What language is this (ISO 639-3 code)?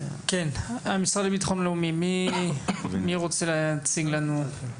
heb